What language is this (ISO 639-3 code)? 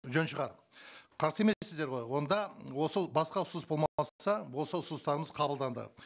kaz